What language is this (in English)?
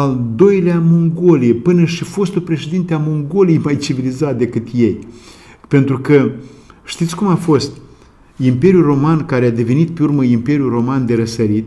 Romanian